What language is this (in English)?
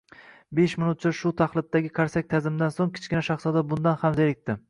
Uzbek